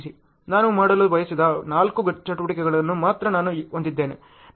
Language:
Kannada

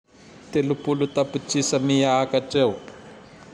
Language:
Tandroy-Mahafaly Malagasy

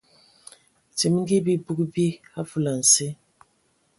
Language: Ewondo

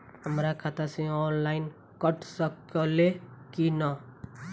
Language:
Bhojpuri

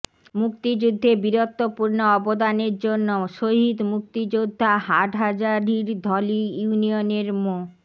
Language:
Bangla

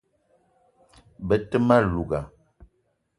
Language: Eton (Cameroon)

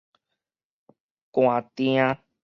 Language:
Min Nan Chinese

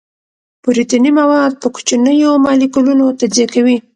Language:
Pashto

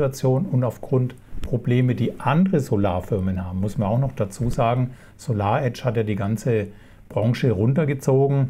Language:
German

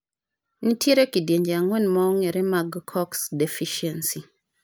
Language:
Luo (Kenya and Tanzania)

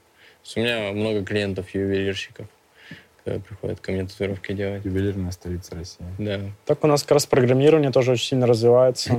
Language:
Russian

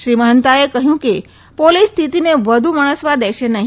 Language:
Gujarati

